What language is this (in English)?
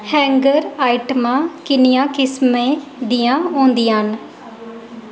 Dogri